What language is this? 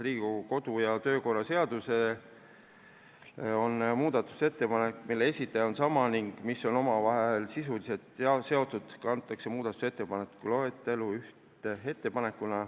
Estonian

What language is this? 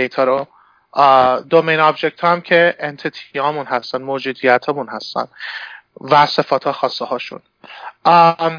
Persian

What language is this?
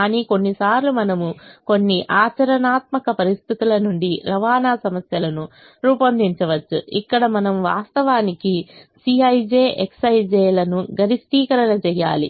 Telugu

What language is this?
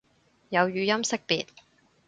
Cantonese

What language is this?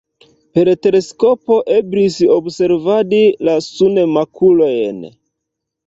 Esperanto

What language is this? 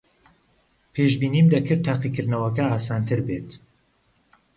Central Kurdish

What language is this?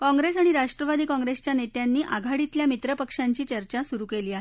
Marathi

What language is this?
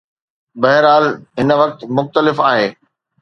Sindhi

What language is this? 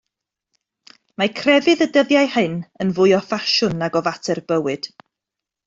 Welsh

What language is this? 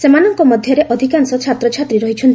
Odia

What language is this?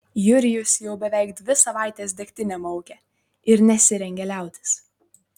Lithuanian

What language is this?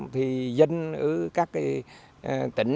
Vietnamese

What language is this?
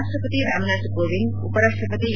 Kannada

